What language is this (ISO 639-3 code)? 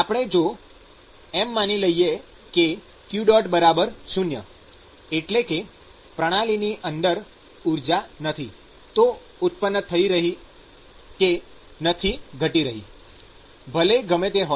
guj